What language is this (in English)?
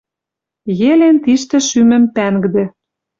Western Mari